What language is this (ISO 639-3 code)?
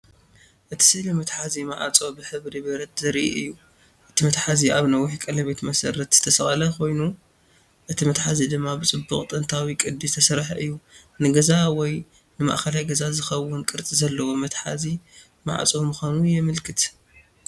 tir